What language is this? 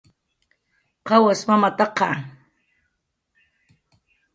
Jaqaru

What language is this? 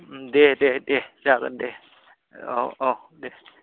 Bodo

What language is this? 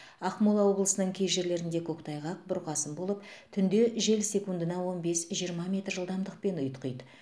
Kazakh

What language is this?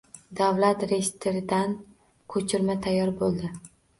Uzbek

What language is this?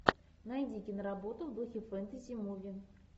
Russian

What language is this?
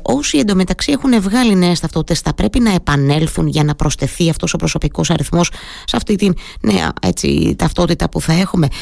Greek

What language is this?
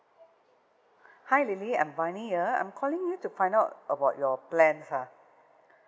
English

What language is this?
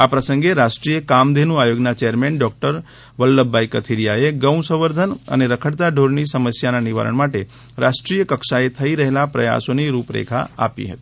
Gujarati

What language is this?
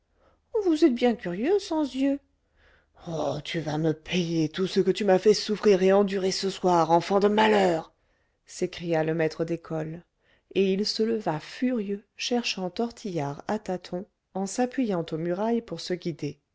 French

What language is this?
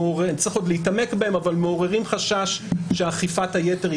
Hebrew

